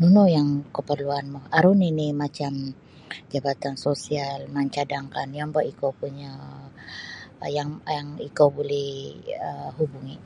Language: Sabah Bisaya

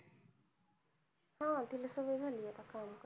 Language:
Marathi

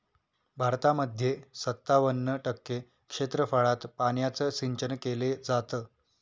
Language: Marathi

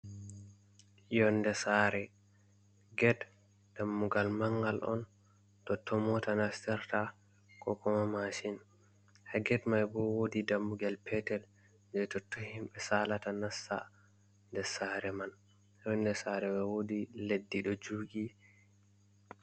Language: Fula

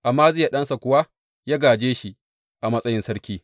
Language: Hausa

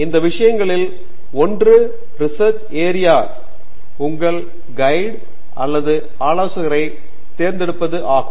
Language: Tamil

